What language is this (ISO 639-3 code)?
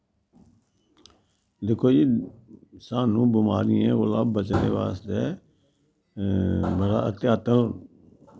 doi